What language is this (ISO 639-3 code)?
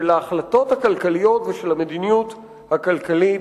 heb